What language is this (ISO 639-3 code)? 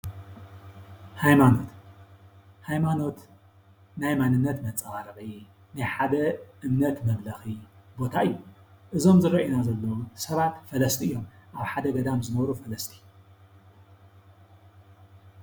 tir